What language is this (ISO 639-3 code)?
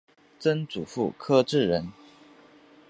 zho